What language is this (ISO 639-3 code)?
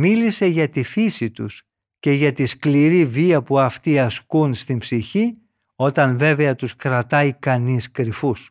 ell